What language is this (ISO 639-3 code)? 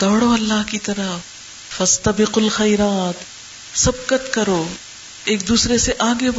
urd